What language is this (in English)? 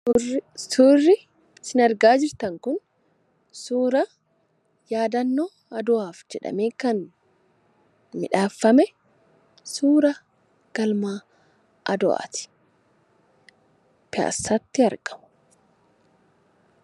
Oromo